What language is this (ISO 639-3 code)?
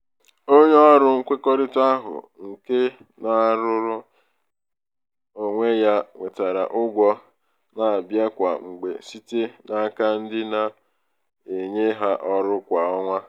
ibo